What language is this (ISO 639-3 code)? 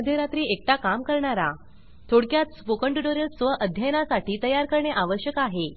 mar